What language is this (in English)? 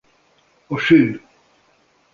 Hungarian